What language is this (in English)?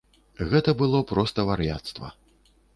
Belarusian